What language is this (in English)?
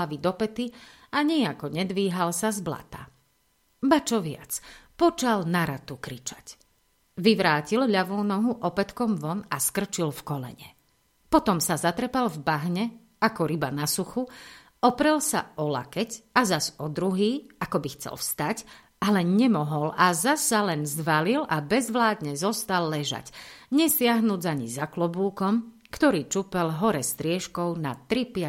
Slovak